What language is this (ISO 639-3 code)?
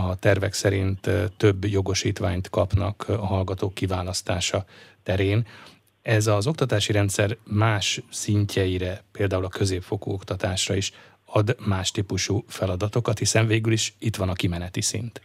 hun